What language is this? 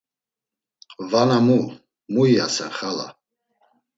Laz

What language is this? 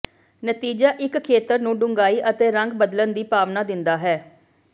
Punjabi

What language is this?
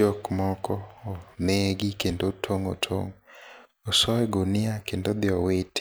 Luo (Kenya and Tanzania)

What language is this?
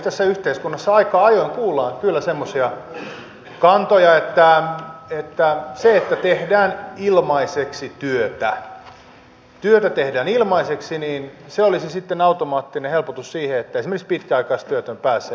Finnish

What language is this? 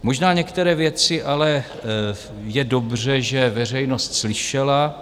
Czech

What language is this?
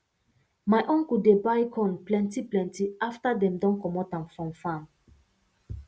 Nigerian Pidgin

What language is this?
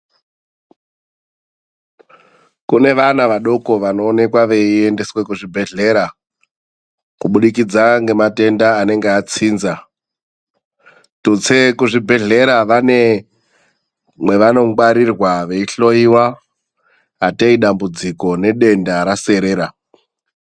Ndau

